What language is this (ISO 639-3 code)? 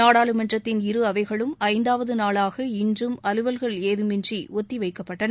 tam